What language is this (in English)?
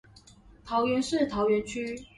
Chinese